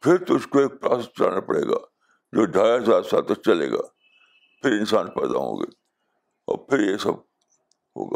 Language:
Urdu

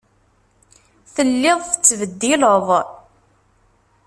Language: Kabyle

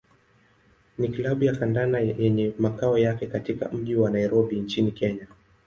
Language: Swahili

